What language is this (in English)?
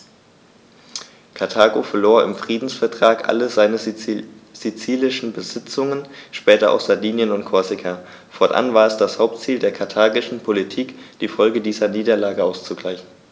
German